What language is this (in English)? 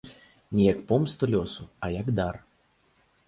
Belarusian